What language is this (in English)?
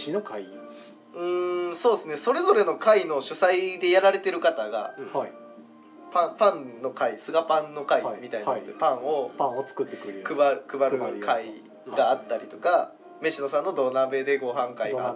Japanese